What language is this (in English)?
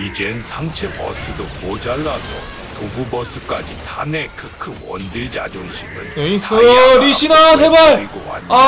Korean